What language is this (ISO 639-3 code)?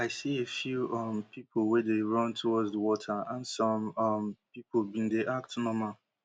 pcm